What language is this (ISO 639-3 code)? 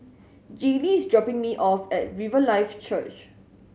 eng